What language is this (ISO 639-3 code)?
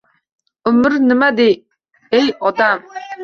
uzb